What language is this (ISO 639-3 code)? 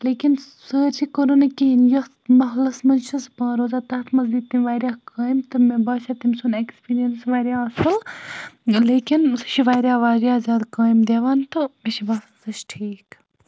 kas